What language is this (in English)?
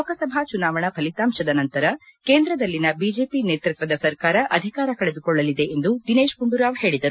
Kannada